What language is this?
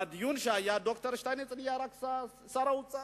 Hebrew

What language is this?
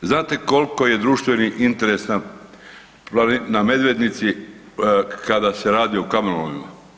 Croatian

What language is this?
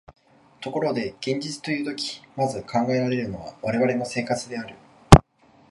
Japanese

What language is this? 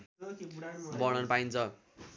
Nepali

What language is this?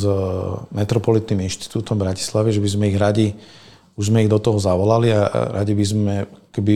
Slovak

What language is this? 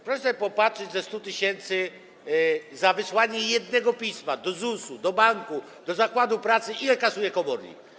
Polish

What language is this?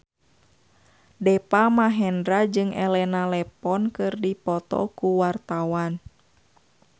Sundanese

